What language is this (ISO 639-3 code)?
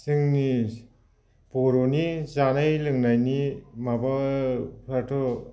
brx